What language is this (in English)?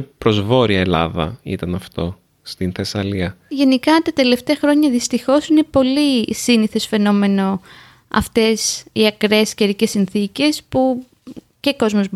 Greek